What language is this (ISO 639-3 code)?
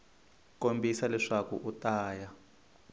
tso